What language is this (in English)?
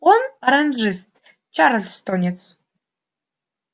Russian